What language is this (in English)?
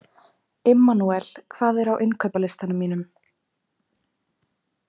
Icelandic